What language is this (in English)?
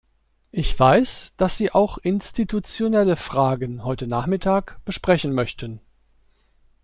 German